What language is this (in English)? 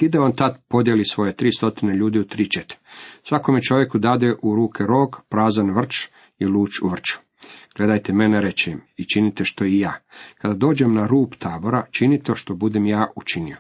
Croatian